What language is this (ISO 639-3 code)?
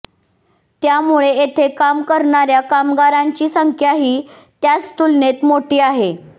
mar